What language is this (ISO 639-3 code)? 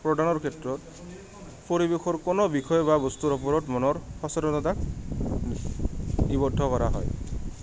asm